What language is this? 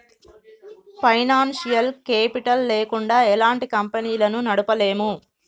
Telugu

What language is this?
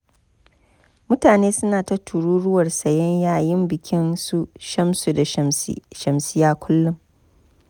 Hausa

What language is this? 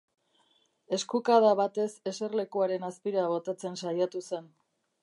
Basque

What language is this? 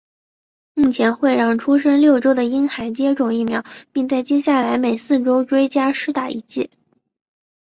Chinese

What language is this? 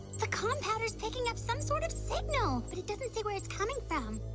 English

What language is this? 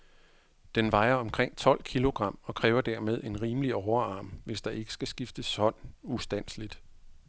Danish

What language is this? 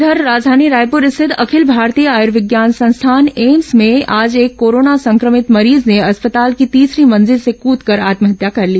Hindi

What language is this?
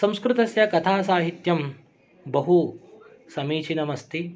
Sanskrit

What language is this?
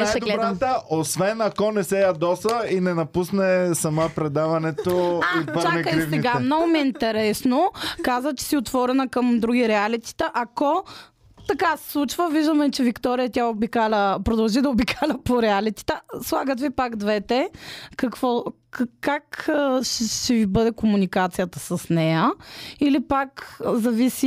Bulgarian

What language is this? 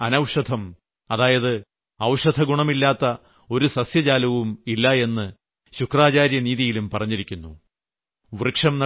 Malayalam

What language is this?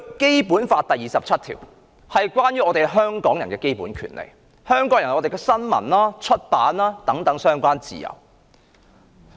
Cantonese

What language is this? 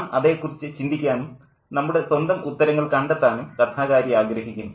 Malayalam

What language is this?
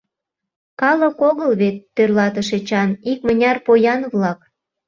Mari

